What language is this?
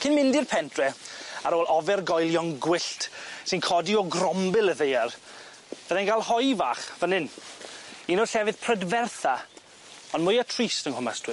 Welsh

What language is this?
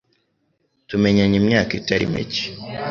Kinyarwanda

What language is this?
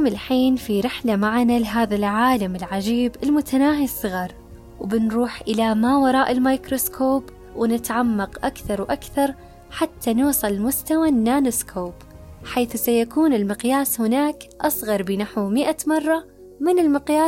Arabic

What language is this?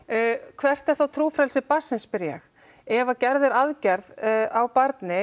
Icelandic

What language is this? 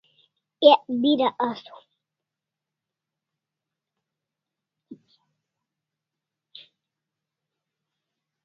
Kalasha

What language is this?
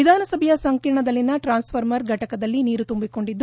Kannada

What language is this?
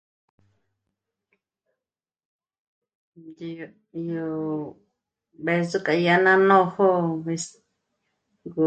Michoacán Mazahua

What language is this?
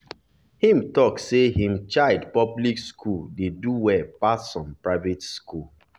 Nigerian Pidgin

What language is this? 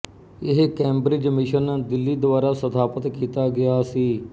Punjabi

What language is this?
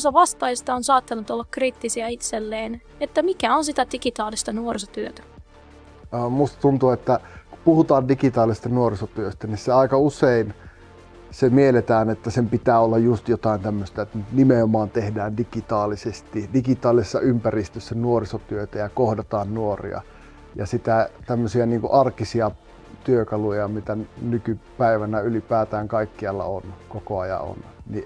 Finnish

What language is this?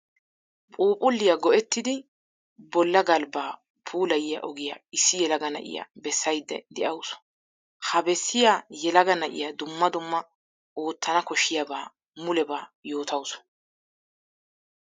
Wolaytta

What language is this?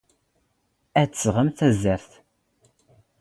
Standard Moroccan Tamazight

